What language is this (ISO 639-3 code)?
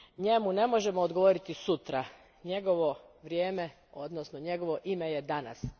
hrv